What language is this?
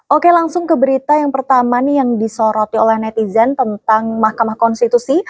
Indonesian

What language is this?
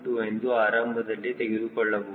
Kannada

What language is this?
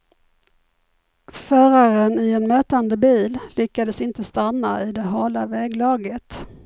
Swedish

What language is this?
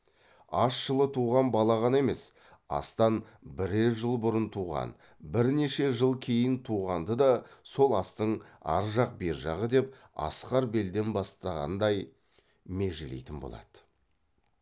Kazakh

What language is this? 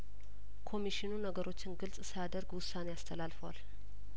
Amharic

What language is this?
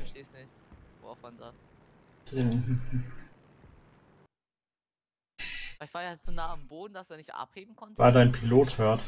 German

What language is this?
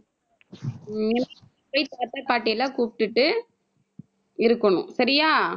Tamil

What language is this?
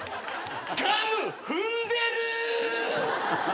Japanese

